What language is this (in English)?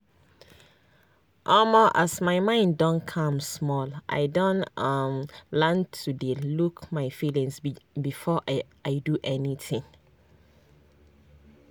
Nigerian Pidgin